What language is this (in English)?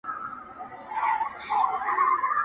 Pashto